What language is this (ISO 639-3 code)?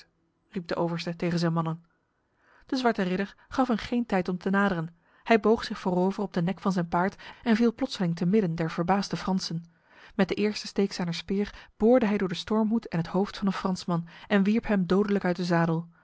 nld